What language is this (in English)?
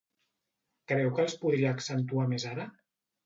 Catalan